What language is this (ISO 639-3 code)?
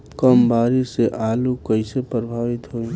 bho